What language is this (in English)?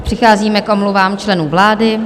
Czech